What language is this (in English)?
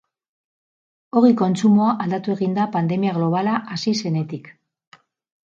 Basque